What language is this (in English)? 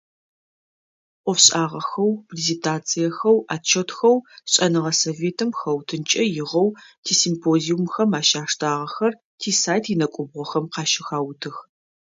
Adyghe